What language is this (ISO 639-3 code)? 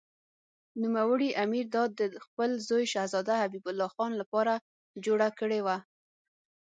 pus